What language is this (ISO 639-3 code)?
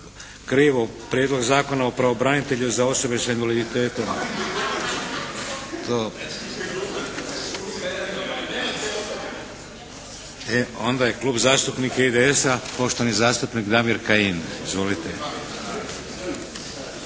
hrv